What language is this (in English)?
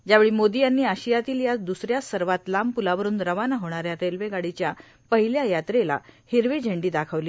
Marathi